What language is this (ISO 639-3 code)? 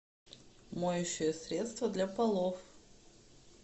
rus